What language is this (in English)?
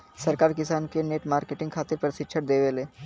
Bhojpuri